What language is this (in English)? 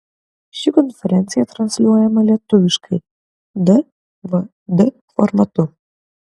Lithuanian